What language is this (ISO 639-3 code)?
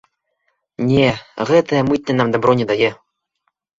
bel